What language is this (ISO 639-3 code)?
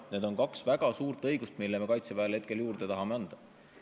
est